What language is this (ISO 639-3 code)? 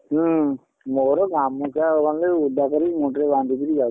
ori